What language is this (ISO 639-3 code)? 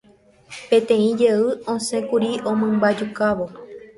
grn